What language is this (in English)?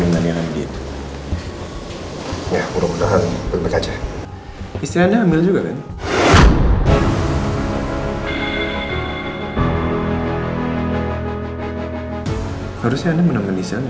Indonesian